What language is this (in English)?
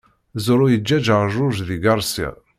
Kabyle